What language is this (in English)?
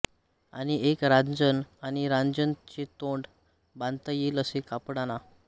Marathi